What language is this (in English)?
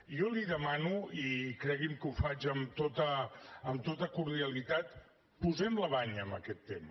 Catalan